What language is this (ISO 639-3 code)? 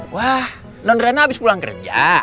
ind